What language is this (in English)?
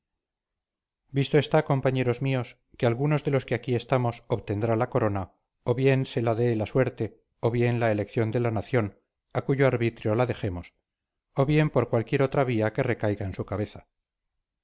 Spanish